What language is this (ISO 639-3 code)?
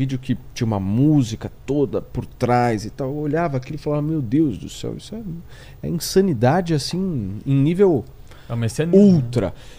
por